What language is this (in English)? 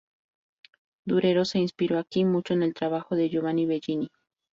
Spanish